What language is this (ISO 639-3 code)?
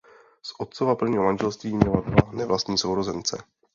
ces